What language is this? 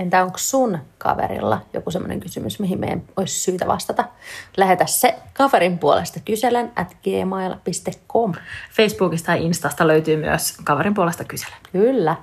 Finnish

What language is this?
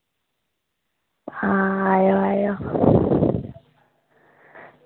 Dogri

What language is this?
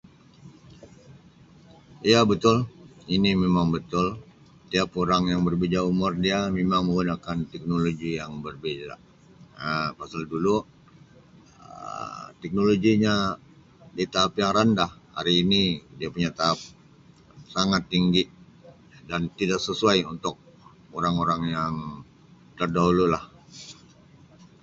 Sabah Malay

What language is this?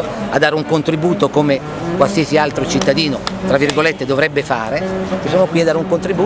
Italian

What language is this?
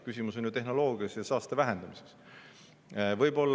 Estonian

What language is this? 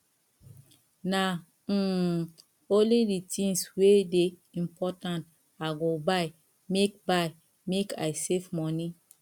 Nigerian Pidgin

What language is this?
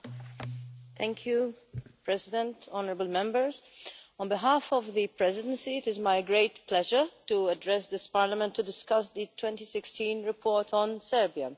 English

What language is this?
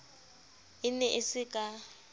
Southern Sotho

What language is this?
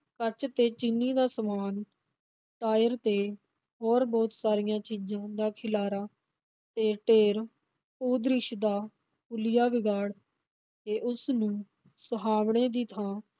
Punjabi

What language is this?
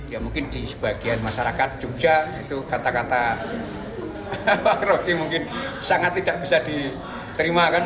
Indonesian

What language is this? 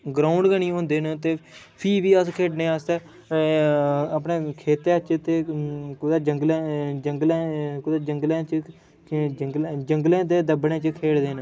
Dogri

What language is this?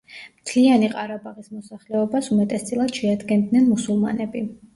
Georgian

